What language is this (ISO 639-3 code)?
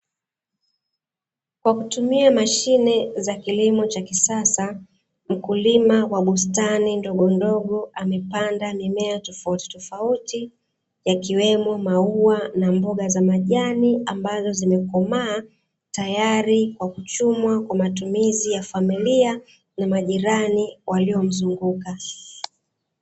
swa